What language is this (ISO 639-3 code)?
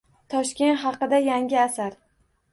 uzb